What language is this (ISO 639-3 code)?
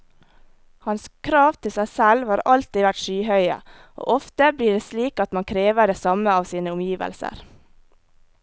nor